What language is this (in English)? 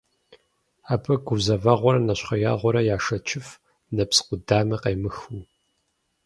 Kabardian